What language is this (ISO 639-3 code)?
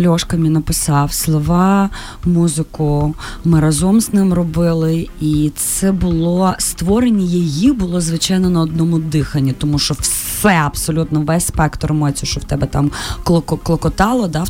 ukr